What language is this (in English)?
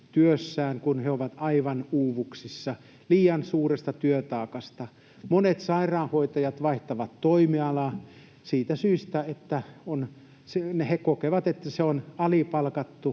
Finnish